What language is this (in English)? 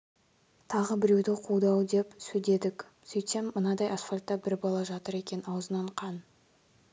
Kazakh